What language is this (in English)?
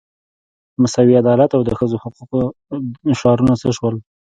Pashto